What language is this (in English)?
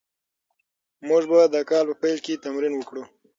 Pashto